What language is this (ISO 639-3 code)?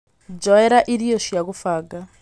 kik